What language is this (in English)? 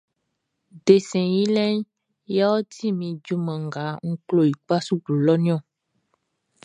Baoulé